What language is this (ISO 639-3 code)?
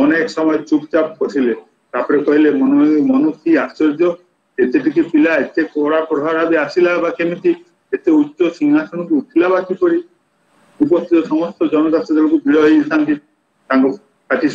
ron